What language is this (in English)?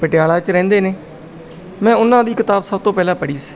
Punjabi